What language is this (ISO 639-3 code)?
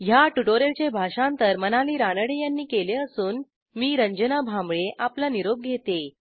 mar